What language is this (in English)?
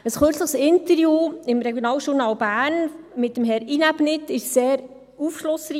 Swiss German